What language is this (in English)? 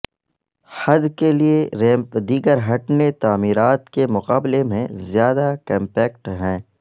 Urdu